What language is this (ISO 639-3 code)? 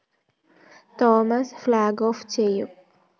mal